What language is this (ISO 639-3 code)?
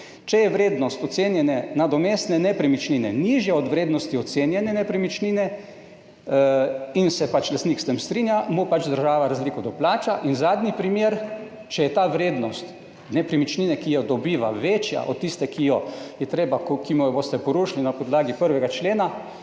slv